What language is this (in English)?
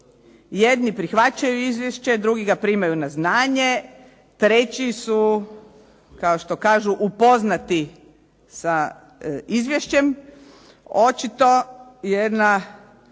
Croatian